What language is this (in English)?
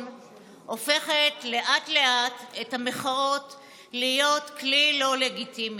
Hebrew